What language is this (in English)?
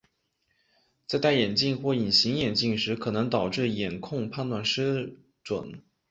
Chinese